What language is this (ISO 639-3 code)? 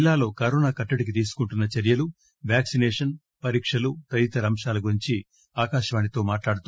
tel